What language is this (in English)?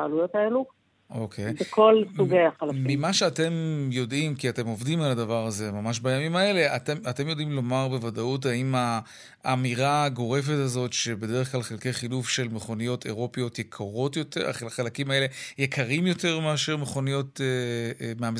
Hebrew